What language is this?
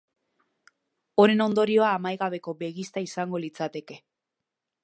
Basque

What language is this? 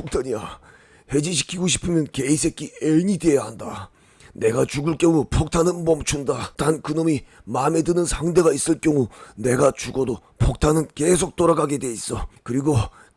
Korean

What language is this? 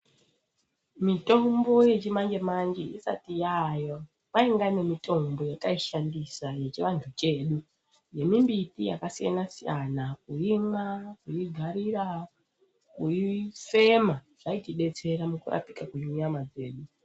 Ndau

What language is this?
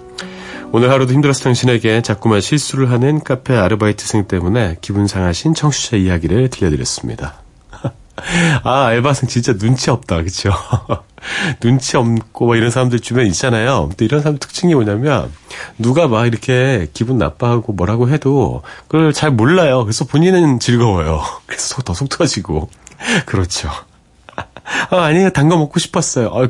Korean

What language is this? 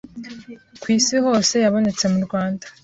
Kinyarwanda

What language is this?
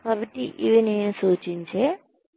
Telugu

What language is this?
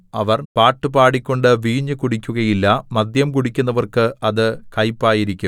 Malayalam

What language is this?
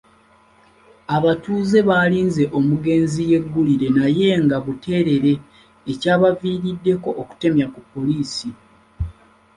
Ganda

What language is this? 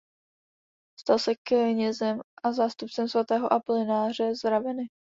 Czech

